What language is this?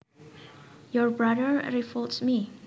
Javanese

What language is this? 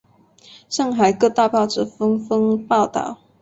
Chinese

